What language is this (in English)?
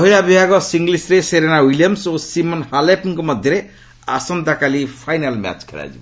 Odia